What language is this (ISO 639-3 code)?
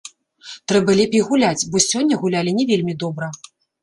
bel